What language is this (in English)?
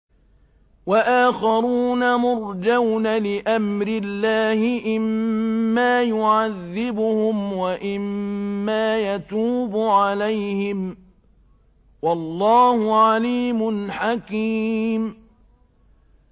Arabic